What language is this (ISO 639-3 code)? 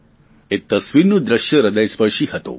guj